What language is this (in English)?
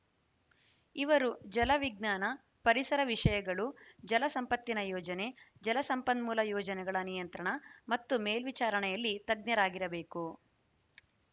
Kannada